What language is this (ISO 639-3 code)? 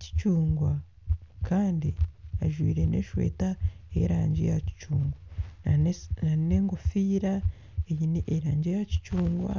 nyn